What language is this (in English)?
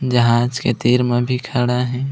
Chhattisgarhi